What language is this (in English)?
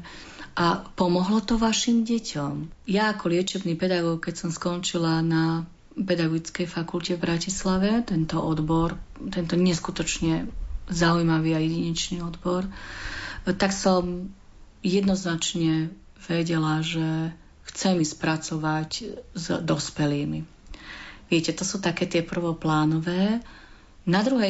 Slovak